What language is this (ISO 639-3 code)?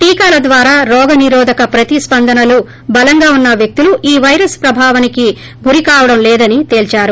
tel